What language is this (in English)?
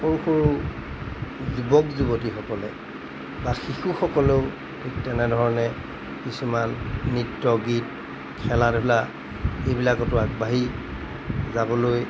Assamese